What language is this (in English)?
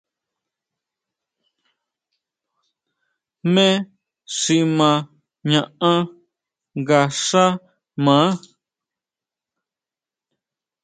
Huautla Mazatec